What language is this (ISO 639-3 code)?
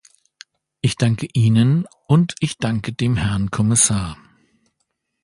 deu